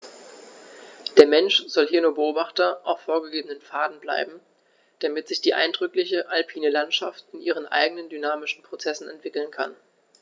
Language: German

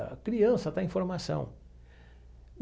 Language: Portuguese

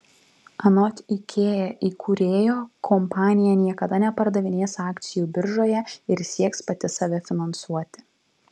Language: Lithuanian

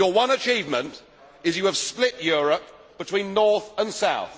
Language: English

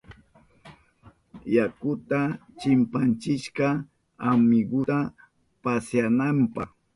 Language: Southern Pastaza Quechua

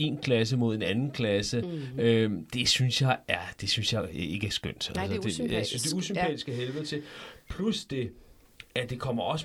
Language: Danish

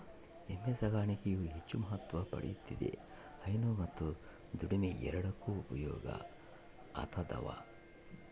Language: Kannada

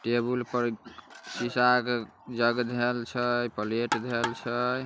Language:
Magahi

